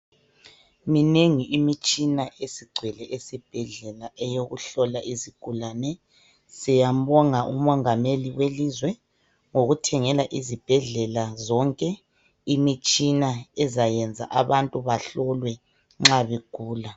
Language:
North Ndebele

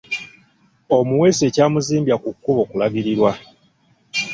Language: Ganda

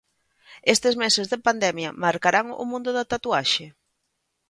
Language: Galician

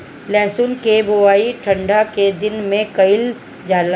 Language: Bhojpuri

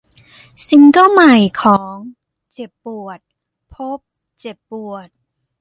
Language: Thai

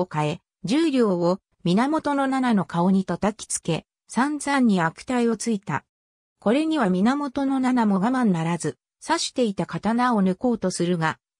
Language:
Japanese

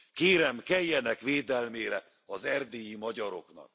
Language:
Hungarian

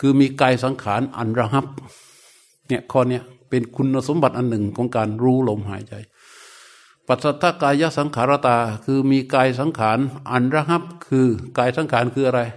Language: Thai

